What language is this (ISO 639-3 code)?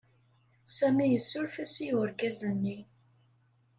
kab